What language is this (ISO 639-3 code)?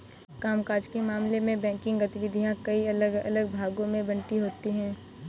hin